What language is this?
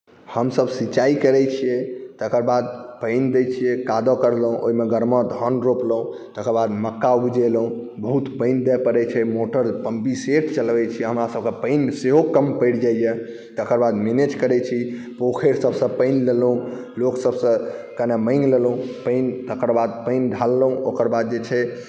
Maithili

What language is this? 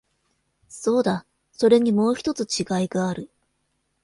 Japanese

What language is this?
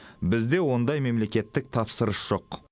Kazakh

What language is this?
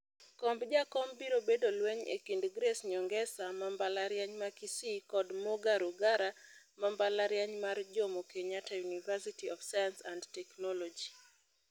Luo (Kenya and Tanzania)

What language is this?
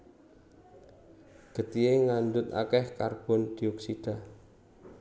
Javanese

